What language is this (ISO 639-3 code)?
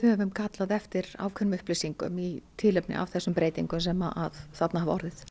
isl